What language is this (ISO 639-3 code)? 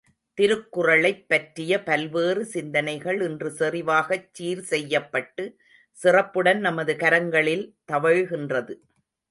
tam